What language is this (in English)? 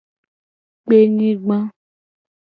Gen